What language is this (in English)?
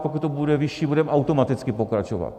Czech